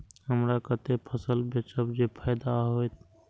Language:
Maithili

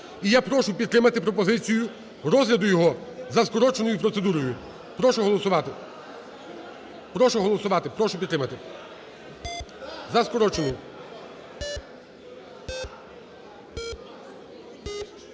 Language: Ukrainian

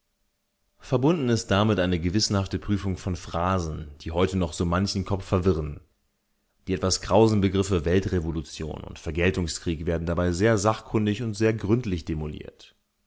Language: German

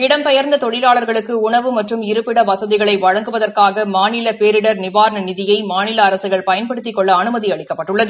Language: Tamil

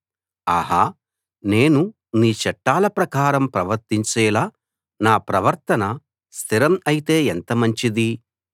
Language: Telugu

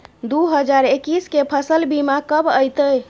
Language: Maithili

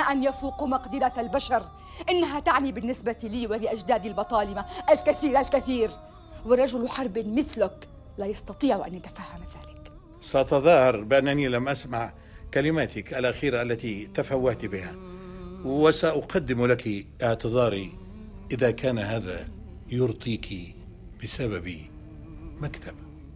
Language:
Arabic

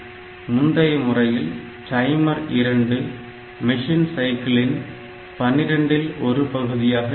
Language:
Tamil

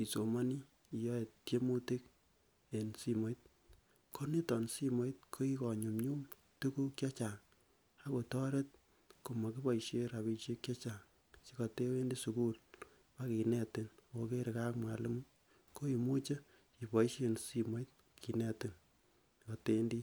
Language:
Kalenjin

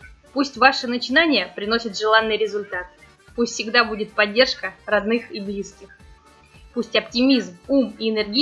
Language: Russian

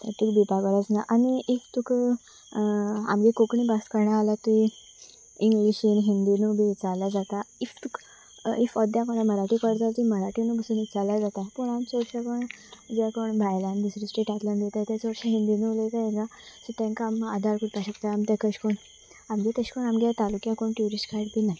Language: Konkani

